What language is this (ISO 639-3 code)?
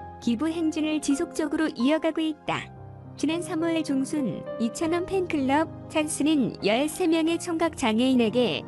kor